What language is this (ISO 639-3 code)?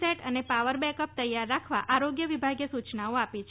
guj